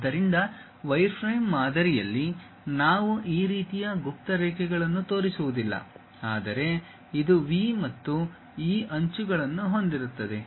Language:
Kannada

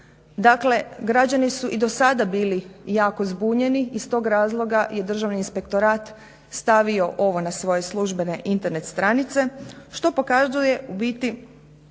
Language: Croatian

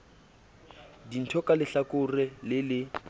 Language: Southern Sotho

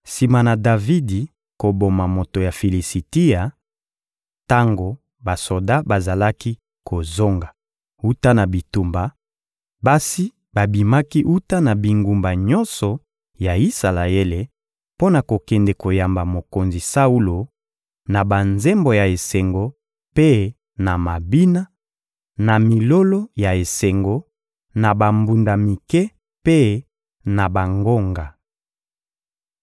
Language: Lingala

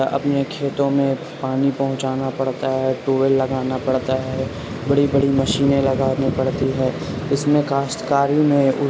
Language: Urdu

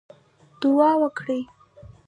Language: Pashto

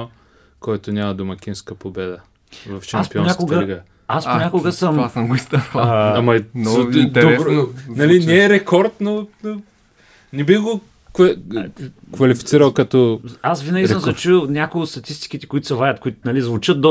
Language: Bulgarian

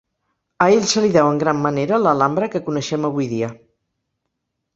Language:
Catalan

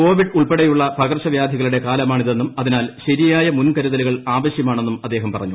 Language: Malayalam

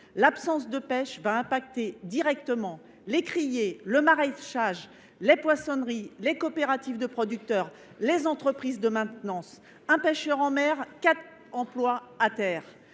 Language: French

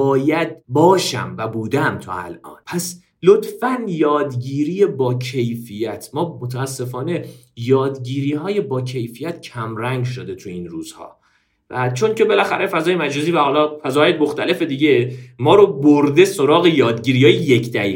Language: Persian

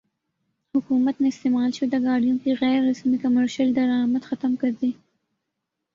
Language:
Urdu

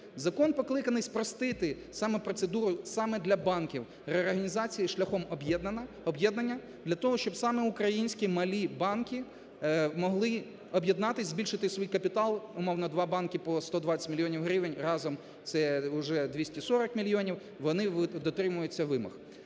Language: Ukrainian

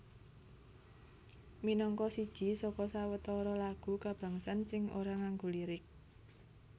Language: Javanese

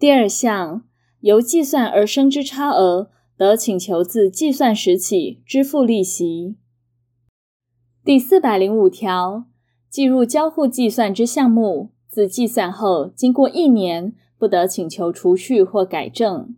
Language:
Chinese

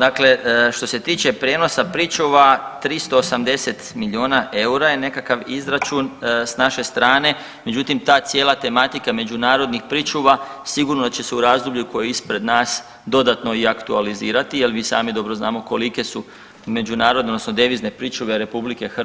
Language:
Croatian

